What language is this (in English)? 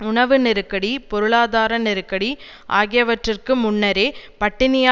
Tamil